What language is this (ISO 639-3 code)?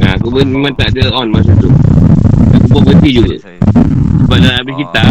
msa